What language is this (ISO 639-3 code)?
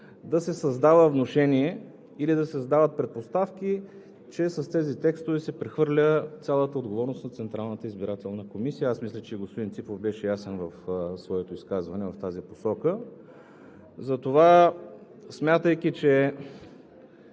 bul